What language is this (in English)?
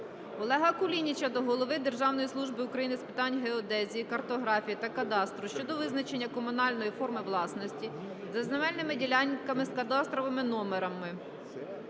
Ukrainian